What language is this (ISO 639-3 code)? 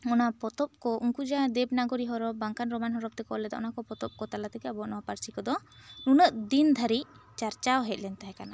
sat